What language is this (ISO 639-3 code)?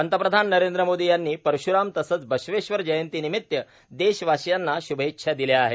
mar